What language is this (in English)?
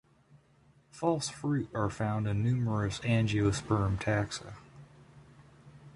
English